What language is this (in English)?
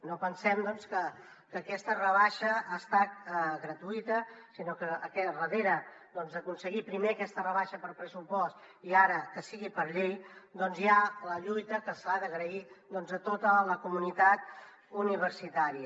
Catalan